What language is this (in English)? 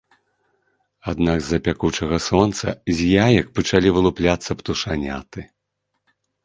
Belarusian